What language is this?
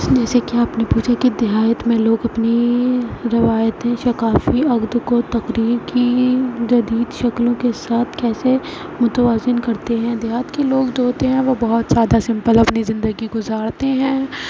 Urdu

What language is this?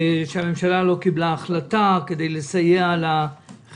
Hebrew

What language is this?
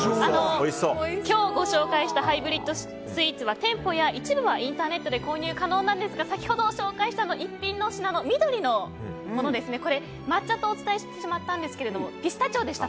Japanese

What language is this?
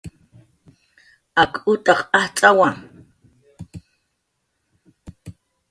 Jaqaru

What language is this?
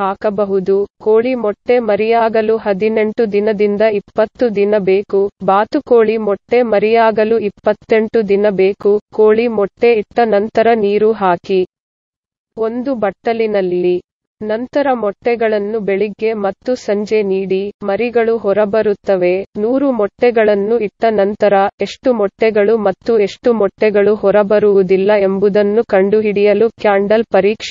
Arabic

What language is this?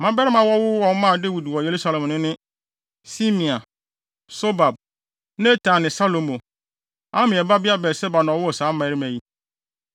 Akan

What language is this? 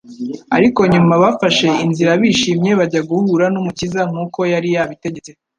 Kinyarwanda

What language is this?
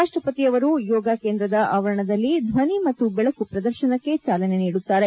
Kannada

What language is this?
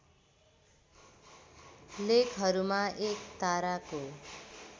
Nepali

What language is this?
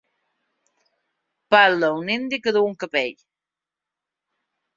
Catalan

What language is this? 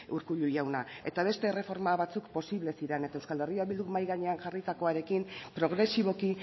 Basque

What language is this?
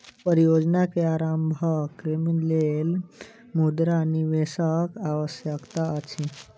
Maithili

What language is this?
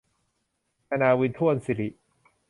Thai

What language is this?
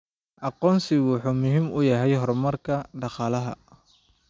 Somali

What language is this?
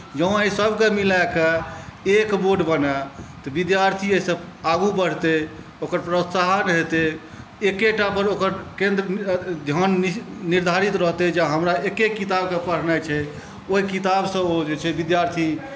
Maithili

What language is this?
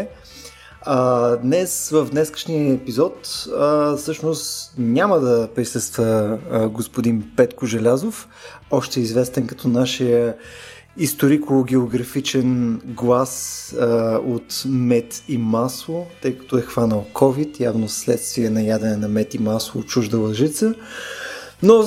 Bulgarian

